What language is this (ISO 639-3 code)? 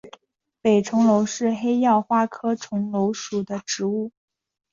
zho